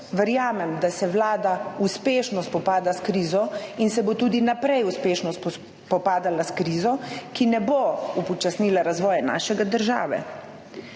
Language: Slovenian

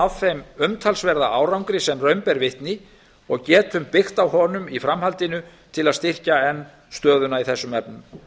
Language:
Icelandic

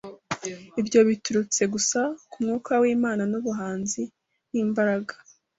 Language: Kinyarwanda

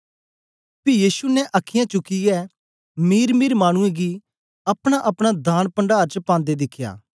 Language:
Dogri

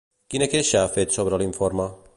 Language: Catalan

